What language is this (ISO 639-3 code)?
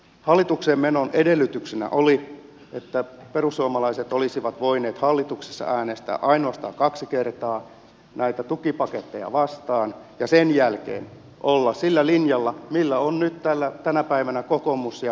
fin